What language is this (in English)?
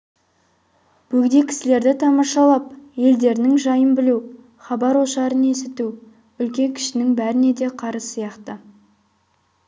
Kazakh